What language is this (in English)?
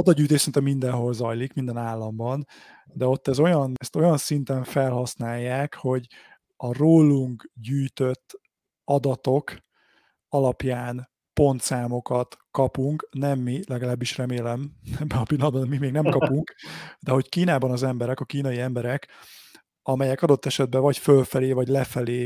Hungarian